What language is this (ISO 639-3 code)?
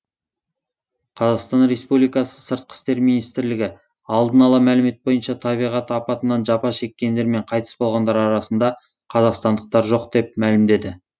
kaz